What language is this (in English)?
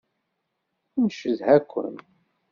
Kabyle